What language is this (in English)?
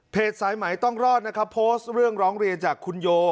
Thai